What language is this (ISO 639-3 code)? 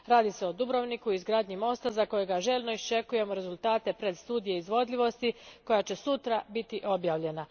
hrv